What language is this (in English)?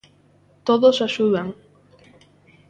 Galician